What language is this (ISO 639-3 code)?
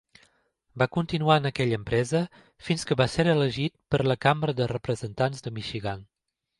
cat